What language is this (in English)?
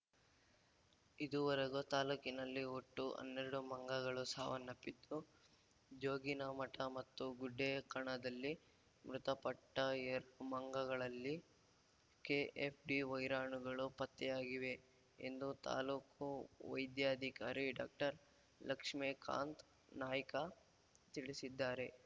Kannada